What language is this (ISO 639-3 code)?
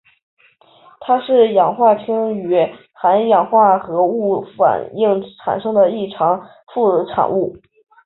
zho